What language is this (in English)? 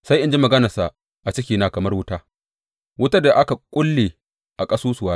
Hausa